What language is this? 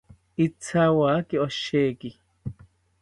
South Ucayali Ashéninka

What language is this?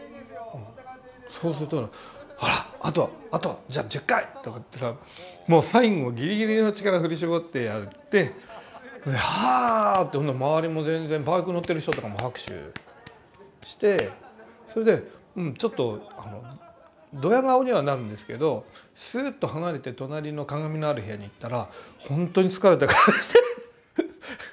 Japanese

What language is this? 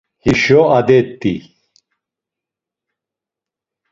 Laz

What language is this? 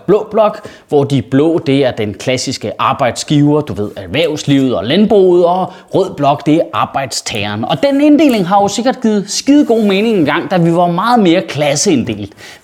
Danish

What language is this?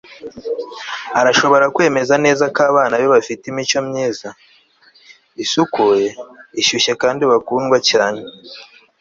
Kinyarwanda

